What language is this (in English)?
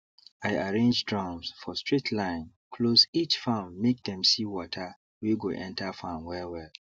Nigerian Pidgin